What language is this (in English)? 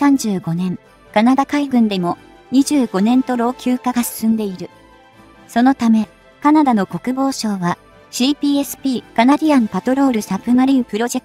Japanese